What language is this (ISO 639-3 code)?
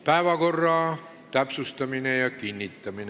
est